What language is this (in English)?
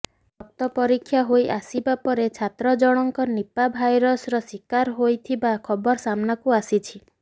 Odia